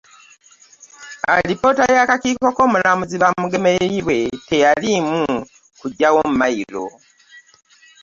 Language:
Ganda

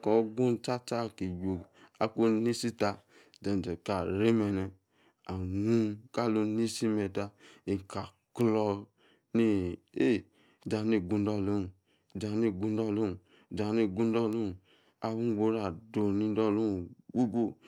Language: Yace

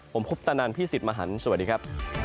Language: Thai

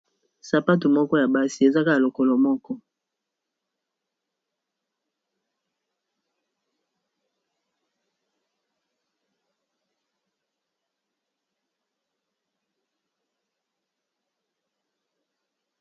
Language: Lingala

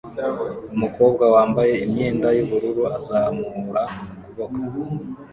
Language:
Kinyarwanda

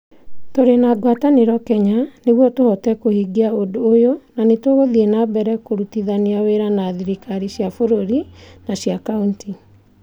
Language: Kikuyu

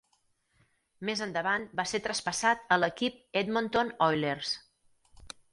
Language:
Catalan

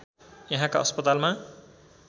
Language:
Nepali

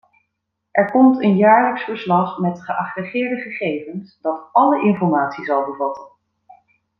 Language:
Dutch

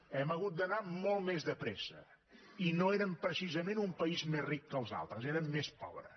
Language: Catalan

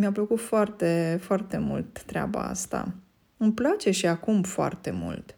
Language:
Romanian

